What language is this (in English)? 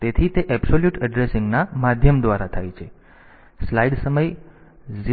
Gujarati